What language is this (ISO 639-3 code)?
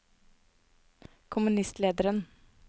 nor